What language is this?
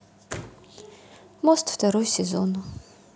Russian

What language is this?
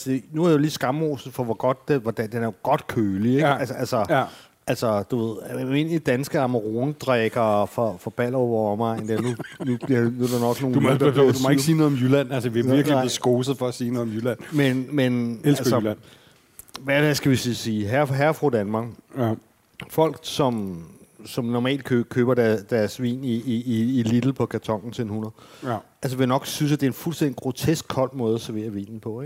Danish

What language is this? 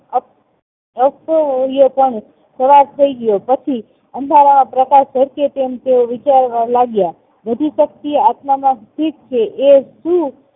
Gujarati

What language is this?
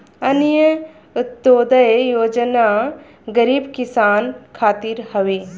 Bhojpuri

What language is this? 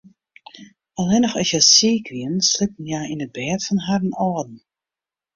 Western Frisian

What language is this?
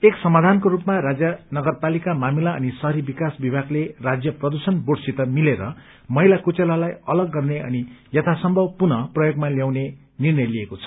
Nepali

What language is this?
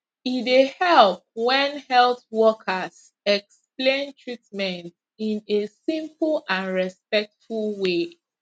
Nigerian Pidgin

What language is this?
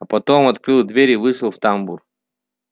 Russian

